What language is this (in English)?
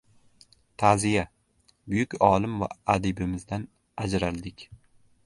Uzbek